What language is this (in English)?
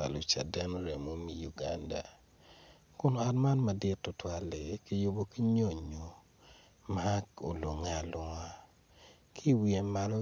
Acoli